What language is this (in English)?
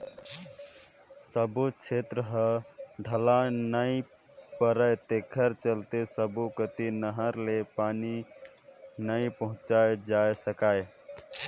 Chhattisgarhi